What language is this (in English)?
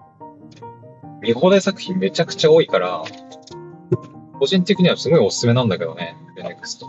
Japanese